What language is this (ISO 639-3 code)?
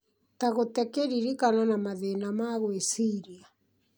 kik